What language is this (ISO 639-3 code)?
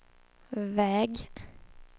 swe